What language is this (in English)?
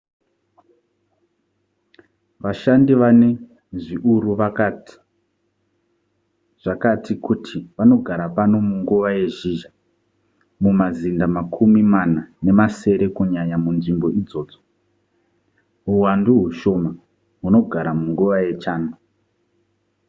Shona